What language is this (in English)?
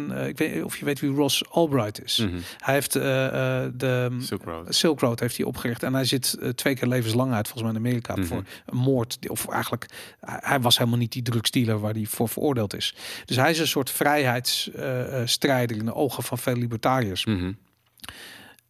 Dutch